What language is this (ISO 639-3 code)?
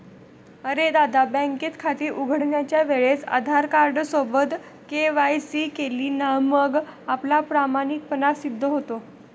mar